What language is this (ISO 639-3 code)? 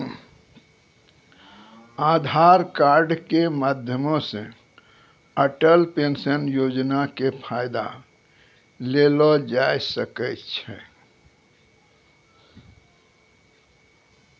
mai